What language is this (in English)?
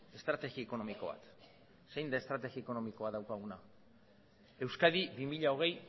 Basque